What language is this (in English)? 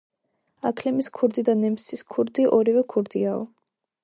Georgian